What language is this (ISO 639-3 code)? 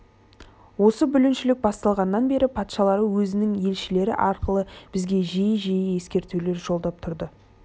kaz